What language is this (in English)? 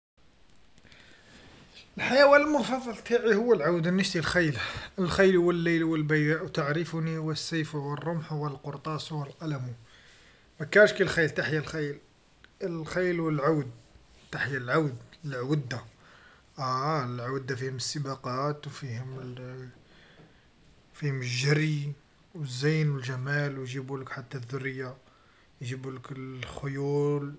Algerian Arabic